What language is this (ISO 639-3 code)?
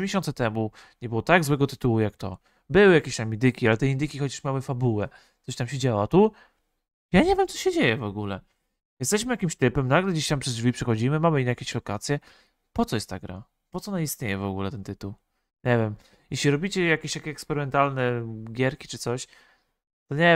pol